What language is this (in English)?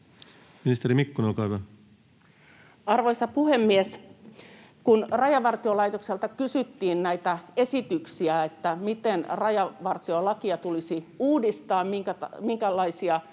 Finnish